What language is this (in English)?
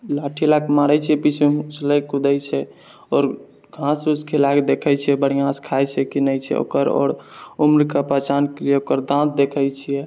Maithili